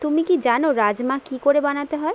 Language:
Bangla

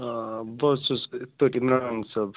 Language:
Kashmiri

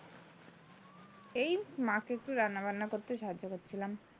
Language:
Bangla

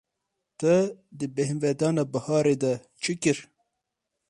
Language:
Kurdish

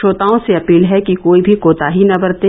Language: Hindi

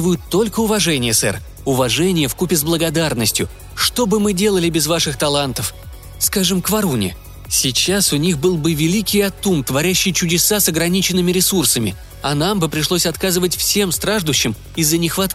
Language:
Russian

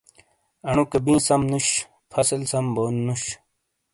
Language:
Shina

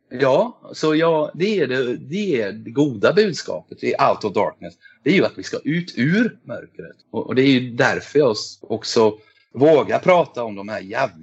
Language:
Swedish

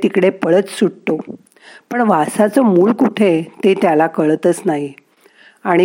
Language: Marathi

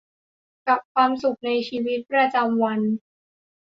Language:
Thai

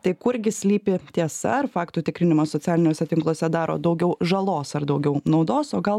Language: Lithuanian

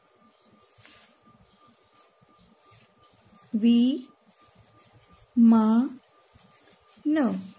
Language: Gujarati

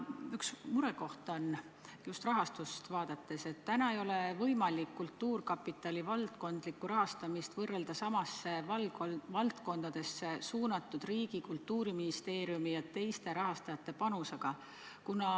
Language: Estonian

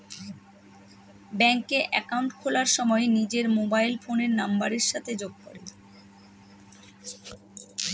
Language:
Bangla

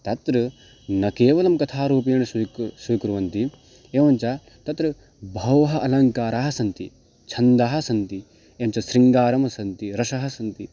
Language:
Sanskrit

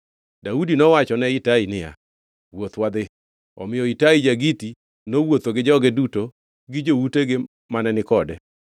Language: Luo (Kenya and Tanzania)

